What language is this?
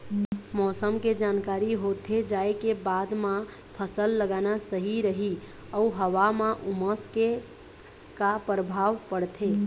Chhattisgarhi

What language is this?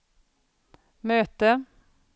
Swedish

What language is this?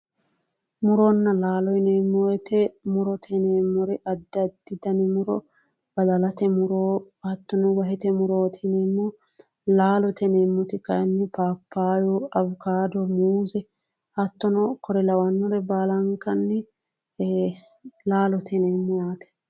Sidamo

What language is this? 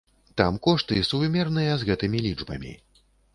Belarusian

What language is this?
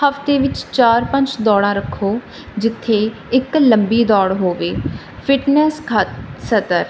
Punjabi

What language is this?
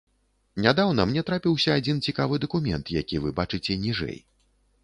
Belarusian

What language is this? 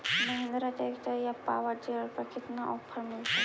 Magahi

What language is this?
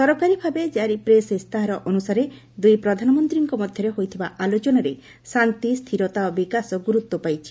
Odia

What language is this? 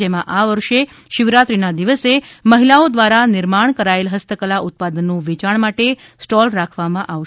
Gujarati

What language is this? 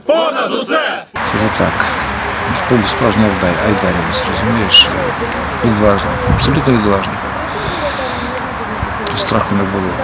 Ukrainian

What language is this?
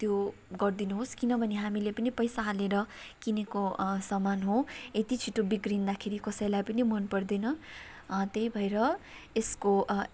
Nepali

